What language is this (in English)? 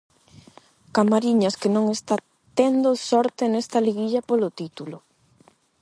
Galician